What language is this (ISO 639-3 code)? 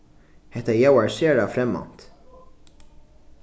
fao